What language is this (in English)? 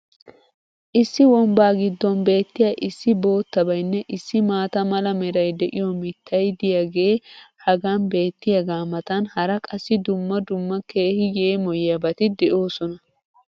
Wolaytta